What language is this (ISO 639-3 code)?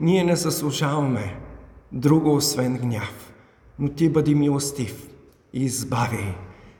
bul